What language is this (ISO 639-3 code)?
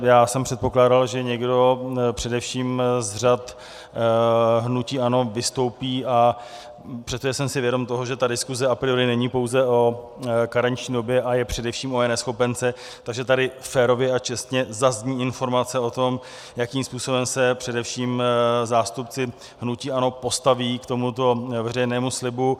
ces